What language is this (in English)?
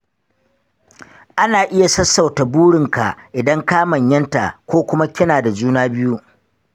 Hausa